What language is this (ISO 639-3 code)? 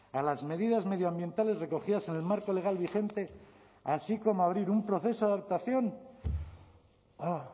spa